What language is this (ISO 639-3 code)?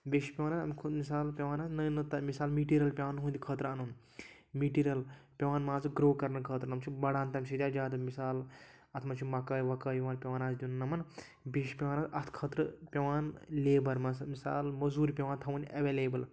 kas